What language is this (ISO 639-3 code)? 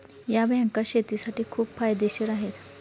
mar